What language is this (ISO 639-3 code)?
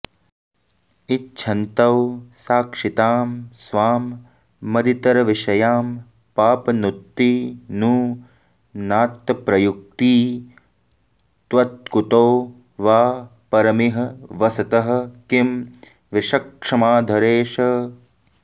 san